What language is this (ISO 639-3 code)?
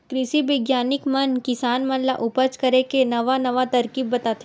hne